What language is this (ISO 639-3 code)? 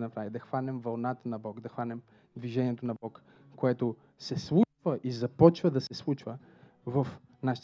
bul